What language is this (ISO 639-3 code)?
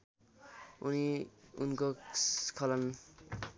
nep